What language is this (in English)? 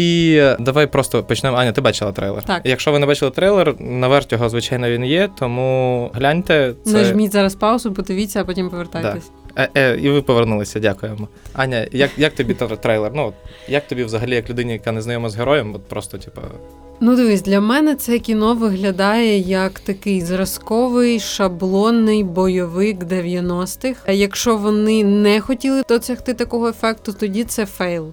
Ukrainian